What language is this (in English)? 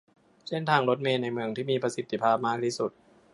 Thai